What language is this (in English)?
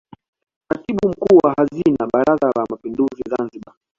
Swahili